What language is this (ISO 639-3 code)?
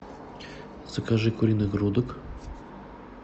rus